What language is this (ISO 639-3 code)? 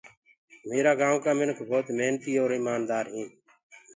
ggg